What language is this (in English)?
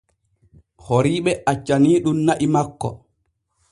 Borgu Fulfulde